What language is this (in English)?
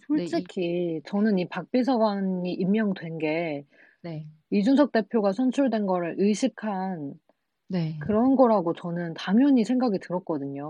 Korean